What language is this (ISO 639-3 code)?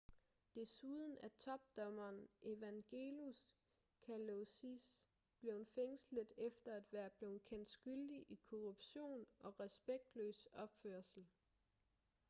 dan